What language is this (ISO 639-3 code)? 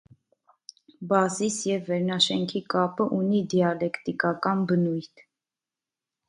hye